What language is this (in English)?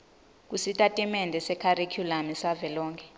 Swati